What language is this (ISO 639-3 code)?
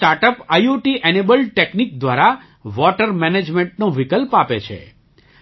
guj